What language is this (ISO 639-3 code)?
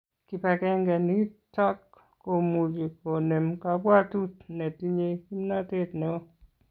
kln